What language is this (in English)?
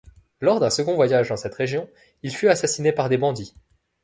French